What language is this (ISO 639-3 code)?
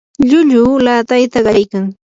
qur